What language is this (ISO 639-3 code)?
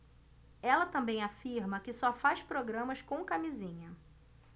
por